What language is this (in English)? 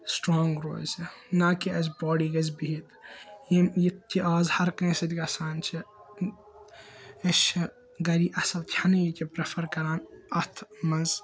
Kashmiri